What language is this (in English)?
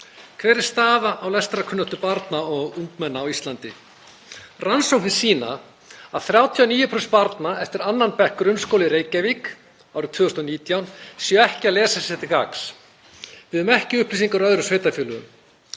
Icelandic